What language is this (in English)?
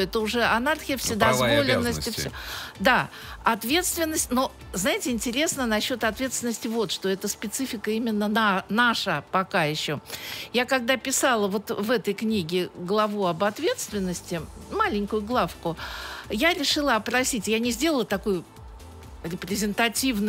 Russian